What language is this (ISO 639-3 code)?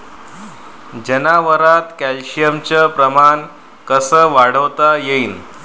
mar